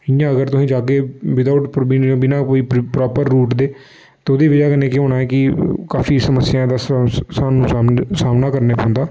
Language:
Dogri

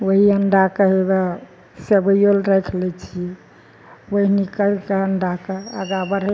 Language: Maithili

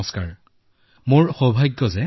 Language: Assamese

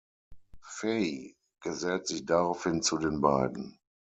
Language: German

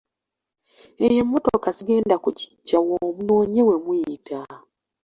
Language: Ganda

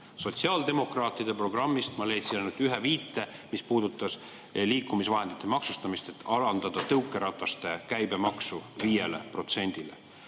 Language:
Estonian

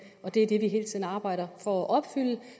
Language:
Danish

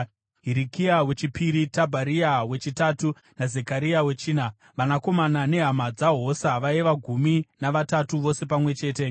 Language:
Shona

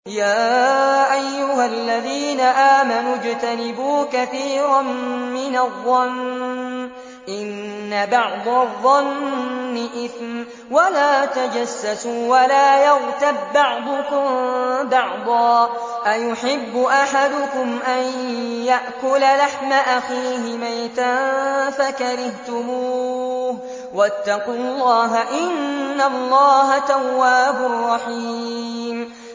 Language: Arabic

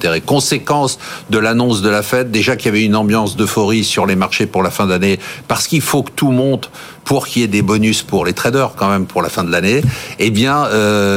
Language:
French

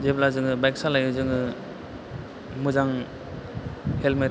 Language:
Bodo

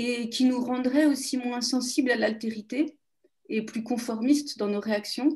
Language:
French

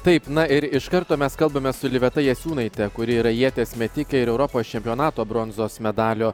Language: Lithuanian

